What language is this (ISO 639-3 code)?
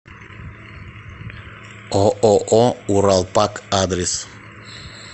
rus